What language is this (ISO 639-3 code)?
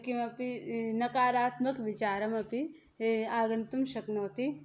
san